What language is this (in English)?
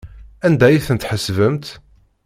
Kabyle